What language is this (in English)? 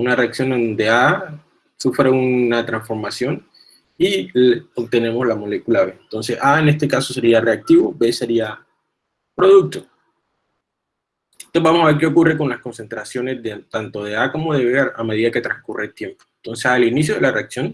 Spanish